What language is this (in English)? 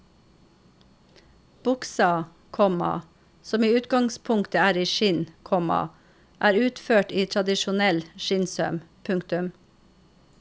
Norwegian